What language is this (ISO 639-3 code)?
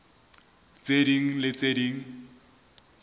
sot